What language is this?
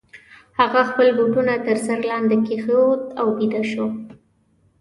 Pashto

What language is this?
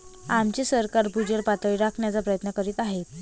Marathi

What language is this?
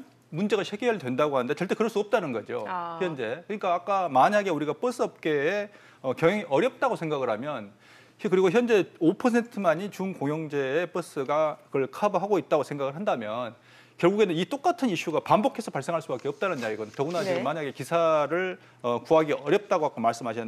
Korean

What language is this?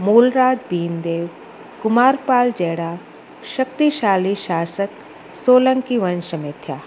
Sindhi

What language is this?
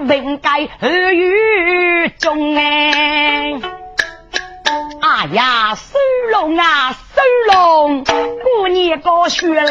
Chinese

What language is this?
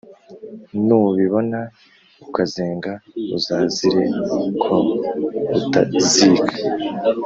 Kinyarwanda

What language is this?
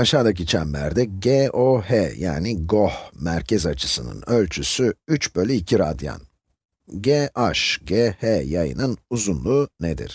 Turkish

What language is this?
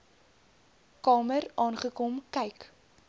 Afrikaans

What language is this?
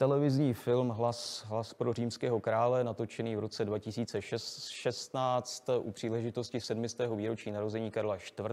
Czech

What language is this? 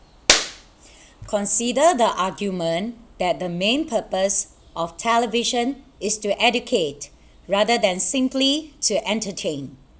English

